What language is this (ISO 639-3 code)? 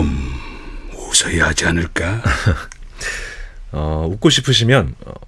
kor